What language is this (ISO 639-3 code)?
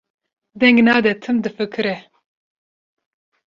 kur